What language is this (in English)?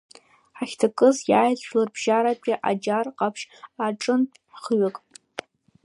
Abkhazian